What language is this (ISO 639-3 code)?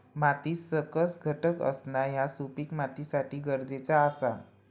mar